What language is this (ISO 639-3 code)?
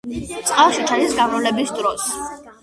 kat